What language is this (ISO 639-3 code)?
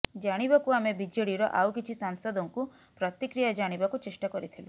ori